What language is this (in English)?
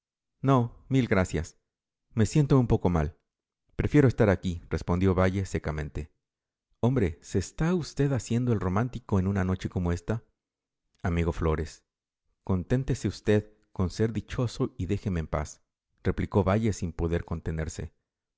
Spanish